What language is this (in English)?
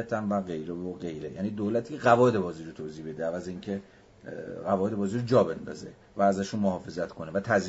Persian